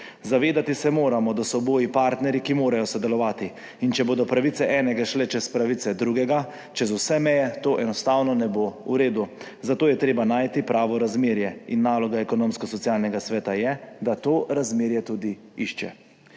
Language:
Slovenian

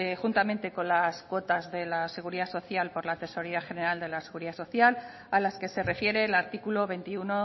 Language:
Spanish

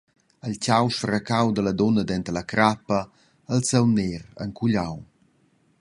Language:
Romansh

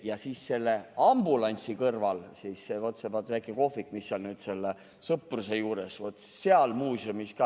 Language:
Estonian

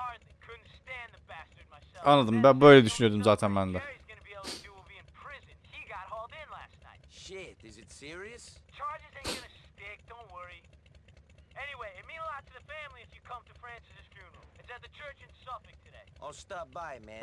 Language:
Turkish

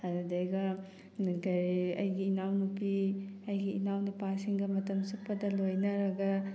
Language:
Manipuri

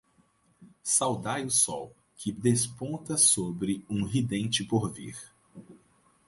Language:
Portuguese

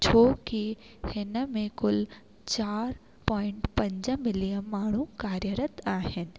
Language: Sindhi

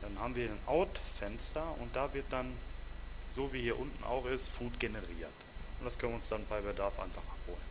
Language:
German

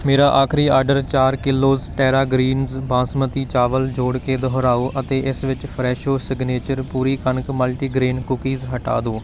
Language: Punjabi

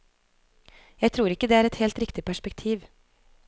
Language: Norwegian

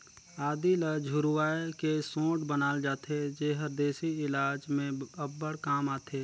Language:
Chhattisgarhi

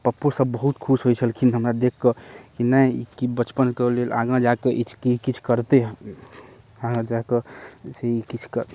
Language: Maithili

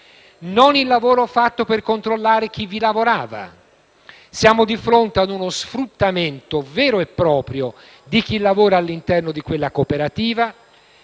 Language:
Italian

